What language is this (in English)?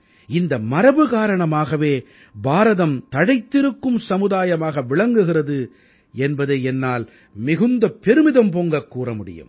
Tamil